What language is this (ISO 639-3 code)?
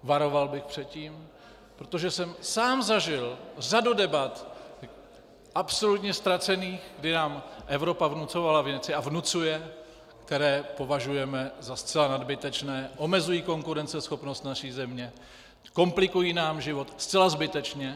ces